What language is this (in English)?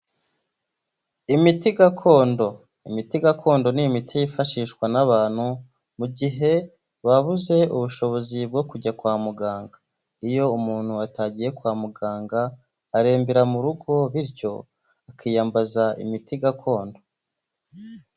Kinyarwanda